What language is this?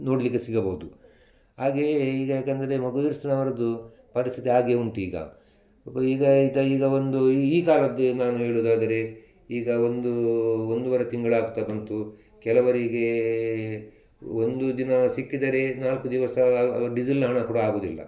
Kannada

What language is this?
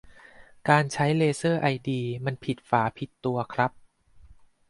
Thai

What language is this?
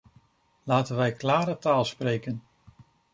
Dutch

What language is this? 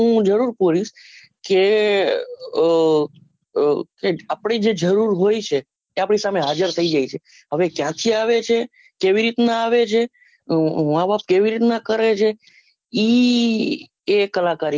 Gujarati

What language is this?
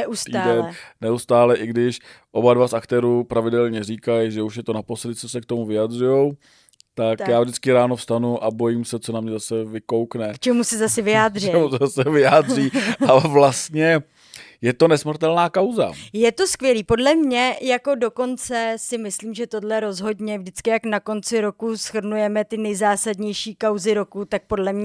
Czech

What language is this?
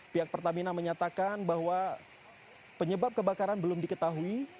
Indonesian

